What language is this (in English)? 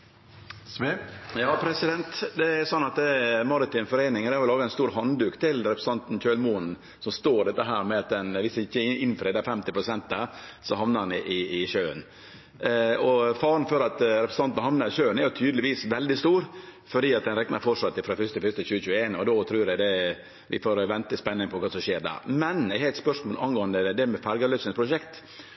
Norwegian Nynorsk